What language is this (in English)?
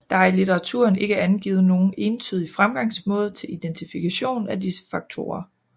Danish